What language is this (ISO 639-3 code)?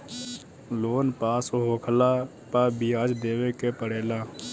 bho